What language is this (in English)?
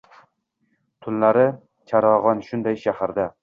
Uzbek